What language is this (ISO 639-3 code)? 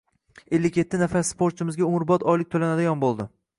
uzb